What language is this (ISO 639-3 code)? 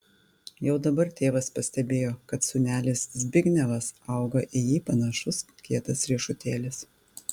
lit